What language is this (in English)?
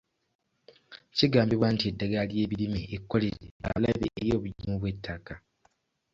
Ganda